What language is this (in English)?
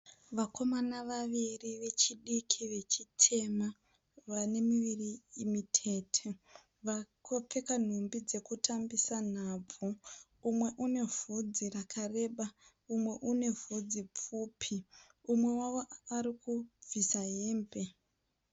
Shona